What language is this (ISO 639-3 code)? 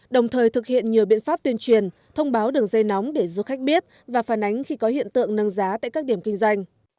vie